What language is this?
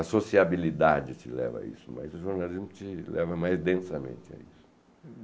Portuguese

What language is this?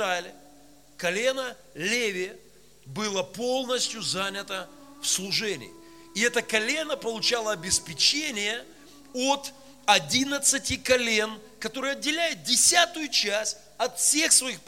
Russian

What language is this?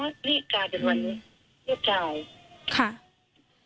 Thai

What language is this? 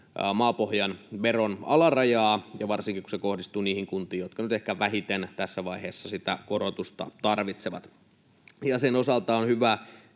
Finnish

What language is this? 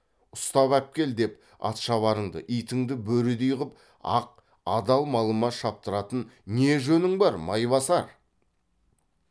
Kazakh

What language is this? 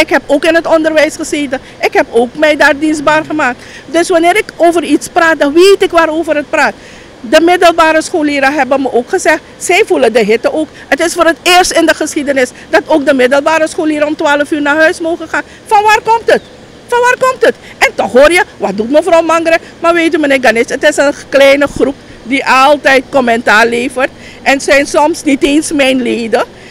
Dutch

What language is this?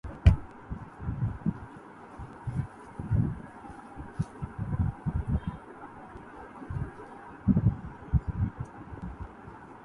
Urdu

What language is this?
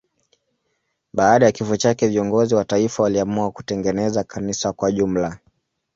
Swahili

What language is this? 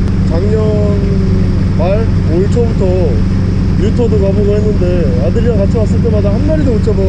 Korean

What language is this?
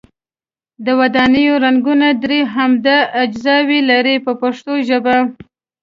Pashto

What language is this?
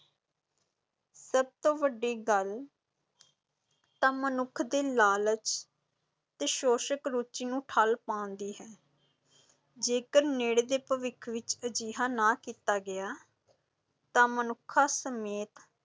Punjabi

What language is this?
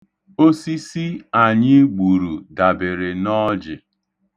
Igbo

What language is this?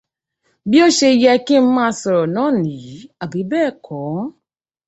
Yoruba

